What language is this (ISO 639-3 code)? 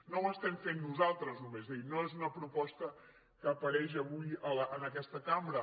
cat